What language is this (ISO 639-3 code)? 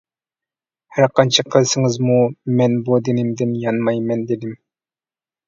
uig